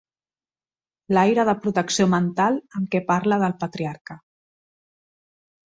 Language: Catalan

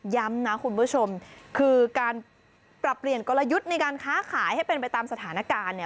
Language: Thai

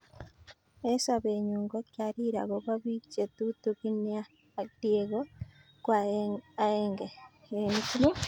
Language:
Kalenjin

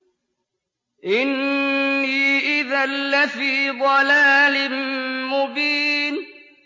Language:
Arabic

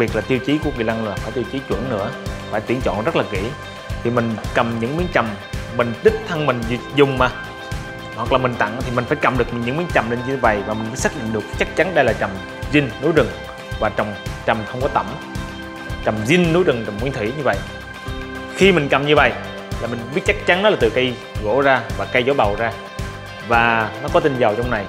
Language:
Vietnamese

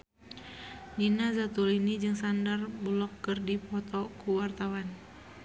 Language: Sundanese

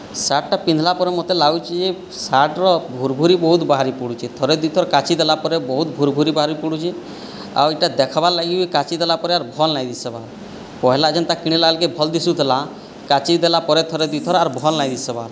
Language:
Odia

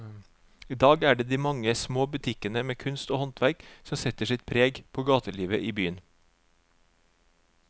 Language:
Norwegian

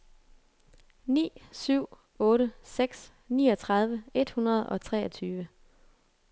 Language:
Danish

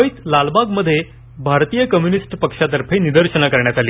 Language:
Marathi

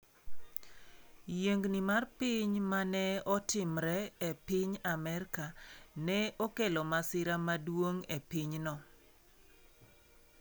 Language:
Luo (Kenya and Tanzania)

